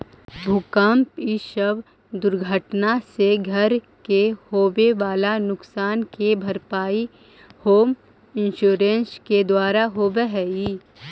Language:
Magahi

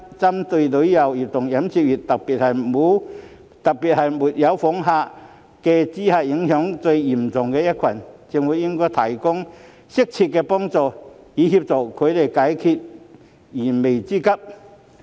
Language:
Cantonese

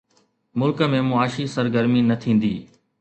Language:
Sindhi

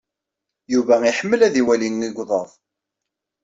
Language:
Kabyle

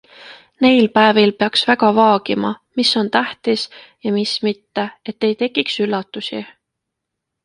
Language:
Estonian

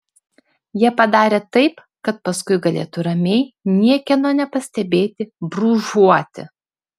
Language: Lithuanian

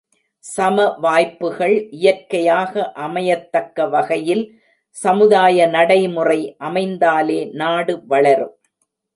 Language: Tamil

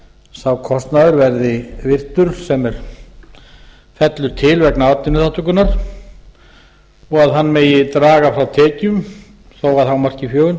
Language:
Icelandic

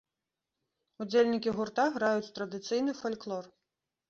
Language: Belarusian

